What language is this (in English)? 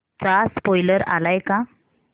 Marathi